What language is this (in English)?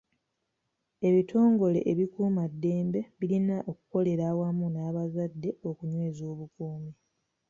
Ganda